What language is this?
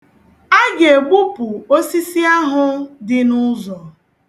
Igbo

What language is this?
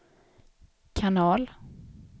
Swedish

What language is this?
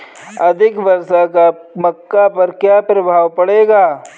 Hindi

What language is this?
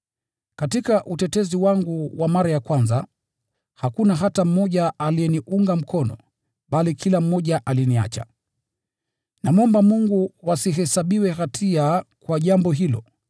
Swahili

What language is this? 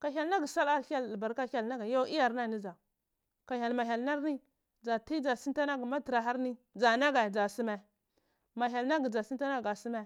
Cibak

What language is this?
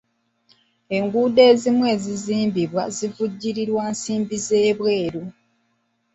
Ganda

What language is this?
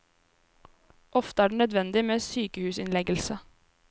Norwegian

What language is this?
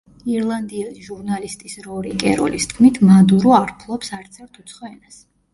Georgian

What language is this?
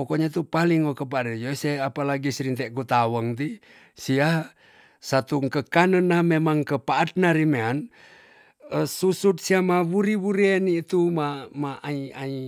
Tonsea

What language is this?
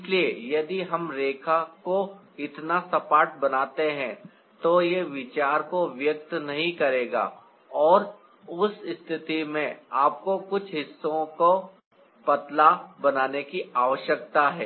Hindi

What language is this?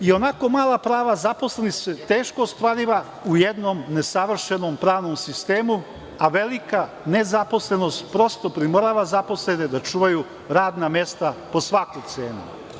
Serbian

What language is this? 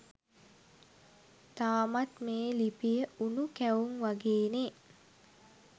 Sinhala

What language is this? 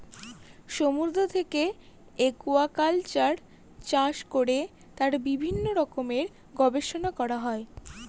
Bangla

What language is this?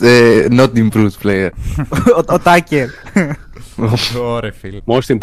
Greek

